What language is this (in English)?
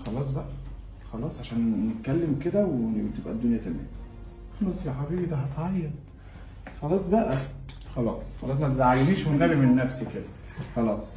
Arabic